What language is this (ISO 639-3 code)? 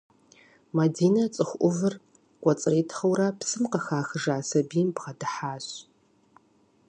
kbd